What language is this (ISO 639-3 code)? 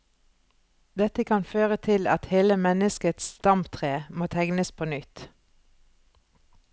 nor